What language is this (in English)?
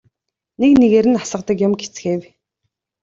Mongolian